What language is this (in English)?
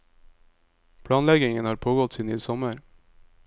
Norwegian